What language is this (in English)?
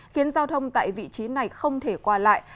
Vietnamese